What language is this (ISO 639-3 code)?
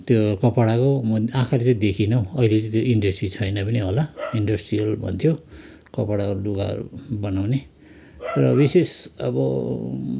nep